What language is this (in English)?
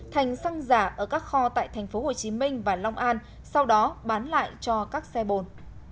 Vietnamese